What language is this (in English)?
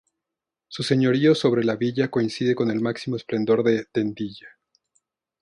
Spanish